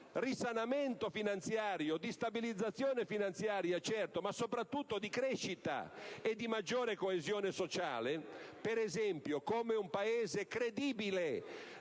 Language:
Italian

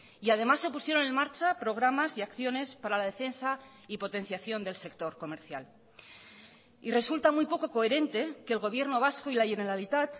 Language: Spanish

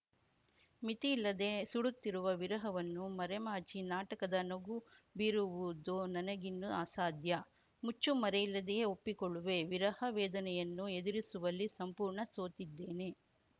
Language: Kannada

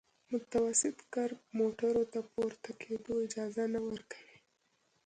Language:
Pashto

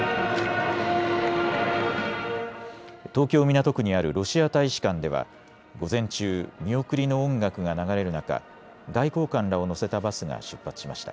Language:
Japanese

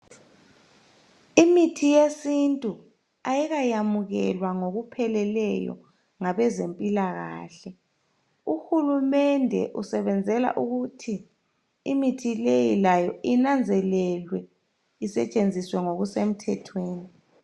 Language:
North Ndebele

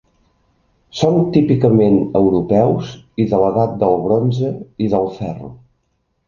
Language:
Catalan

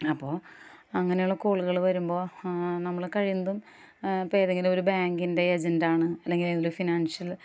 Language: Malayalam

